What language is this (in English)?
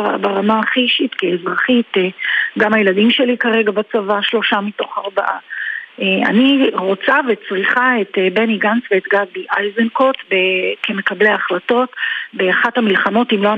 Hebrew